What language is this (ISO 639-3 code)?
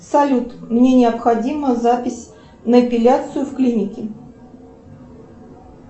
rus